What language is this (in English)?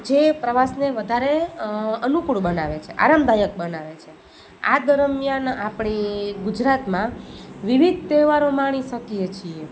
Gujarati